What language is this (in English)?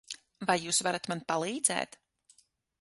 Latvian